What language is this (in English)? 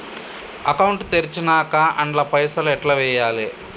Telugu